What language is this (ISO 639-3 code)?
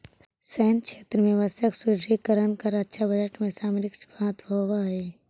mag